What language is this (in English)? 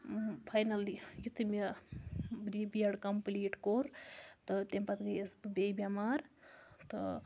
Kashmiri